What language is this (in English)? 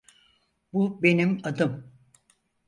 Turkish